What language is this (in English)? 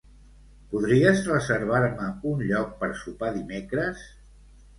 Catalan